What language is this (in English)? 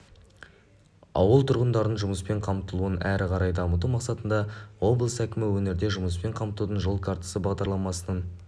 Kazakh